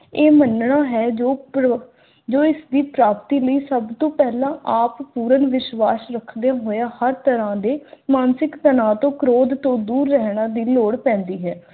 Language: Punjabi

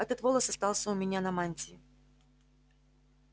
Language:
Russian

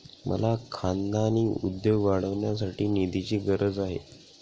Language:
Marathi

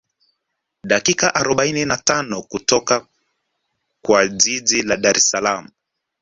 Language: Swahili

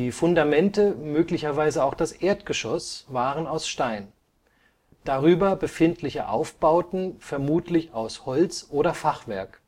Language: German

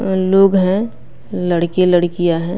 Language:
Hindi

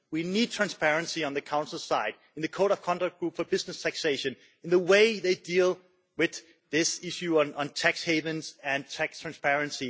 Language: English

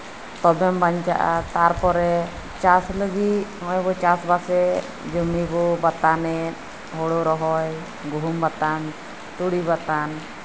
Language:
Santali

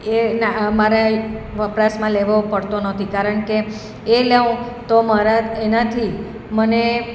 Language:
Gujarati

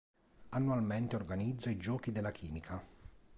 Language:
Italian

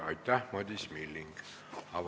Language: Estonian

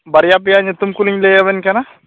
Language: Santali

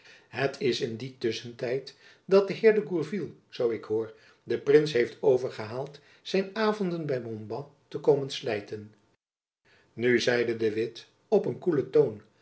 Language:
Dutch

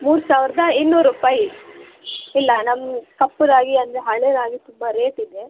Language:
Kannada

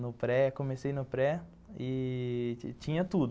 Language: Portuguese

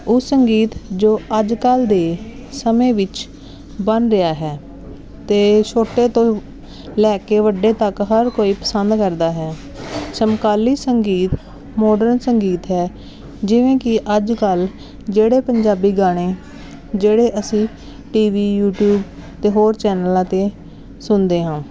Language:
Punjabi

